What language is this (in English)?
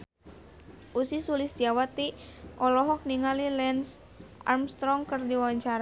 Sundanese